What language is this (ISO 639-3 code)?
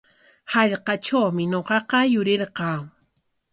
qwa